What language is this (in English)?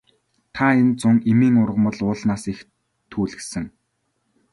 Mongolian